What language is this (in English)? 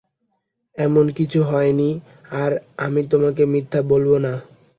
Bangla